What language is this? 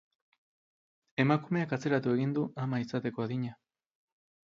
Basque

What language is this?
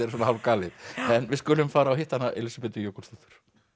Icelandic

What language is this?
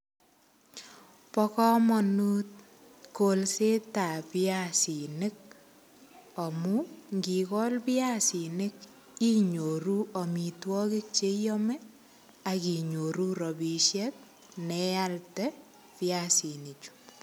Kalenjin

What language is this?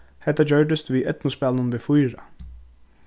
Faroese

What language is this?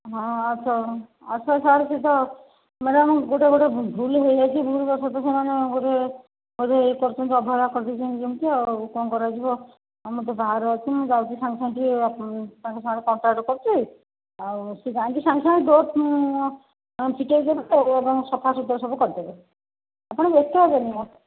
Odia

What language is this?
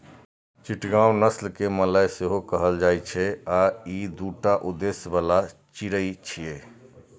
Maithili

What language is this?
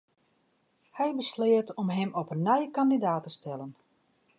Western Frisian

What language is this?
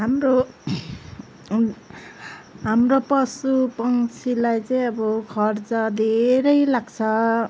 Nepali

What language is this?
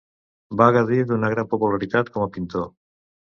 Catalan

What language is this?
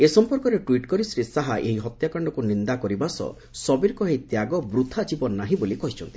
Odia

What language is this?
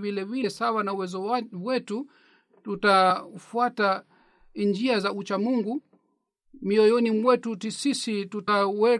Swahili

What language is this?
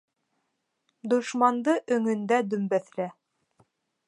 Bashkir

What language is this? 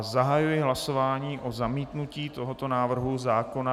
Czech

